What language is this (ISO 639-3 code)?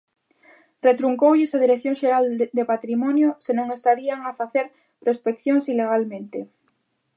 glg